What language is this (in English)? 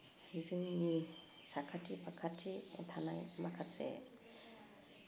Bodo